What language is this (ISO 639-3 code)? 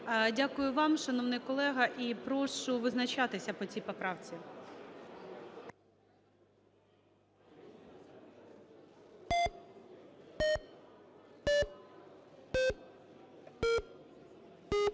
ukr